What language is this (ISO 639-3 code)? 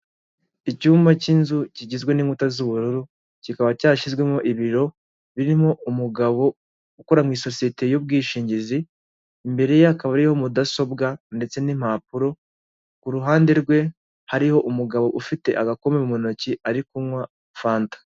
kin